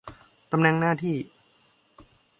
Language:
Thai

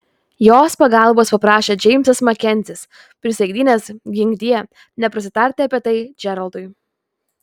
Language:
Lithuanian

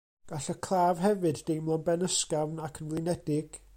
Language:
Welsh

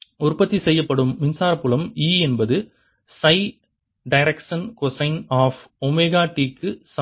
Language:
Tamil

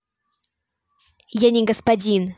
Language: Russian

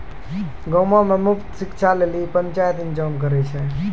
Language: Maithili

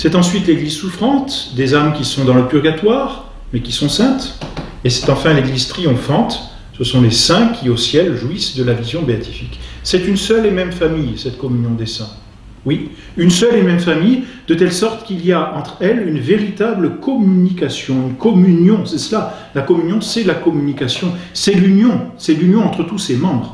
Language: French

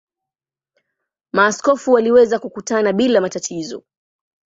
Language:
Swahili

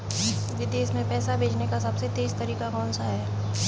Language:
Hindi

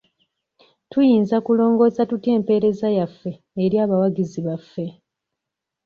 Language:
Ganda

